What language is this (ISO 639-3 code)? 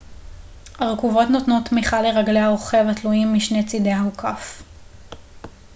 heb